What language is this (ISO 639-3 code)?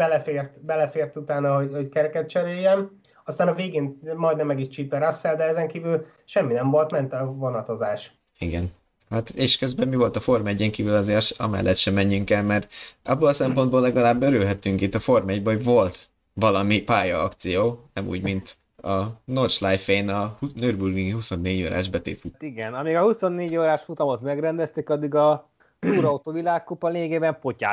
hun